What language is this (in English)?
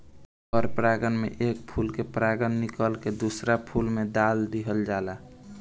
Bhojpuri